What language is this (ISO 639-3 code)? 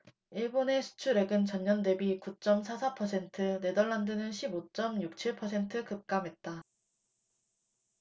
kor